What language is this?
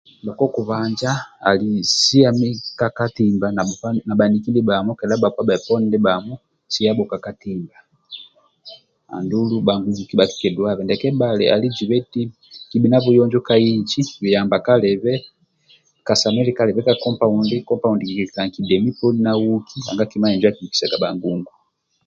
Amba (Uganda)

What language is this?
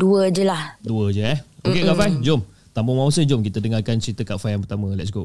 Malay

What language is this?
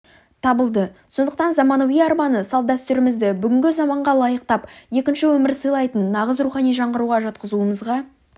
Kazakh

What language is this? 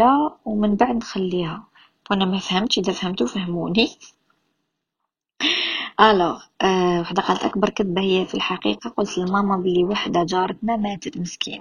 Arabic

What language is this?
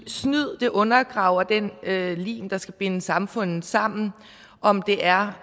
Danish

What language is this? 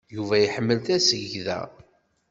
Kabyle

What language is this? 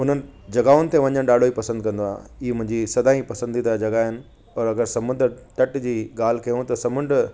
Sindhi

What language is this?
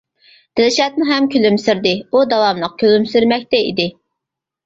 Uyghur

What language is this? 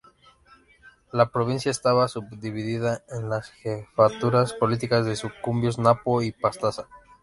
Spanish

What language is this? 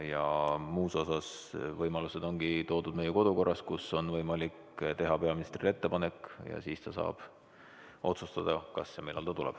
Estonian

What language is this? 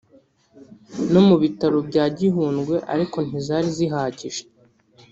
Kinyarwanda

